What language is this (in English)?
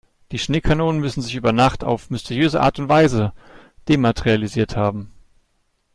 German